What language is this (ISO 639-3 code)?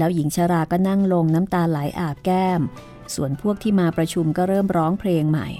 tha